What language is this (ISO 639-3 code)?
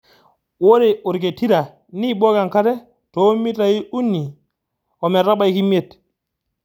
mas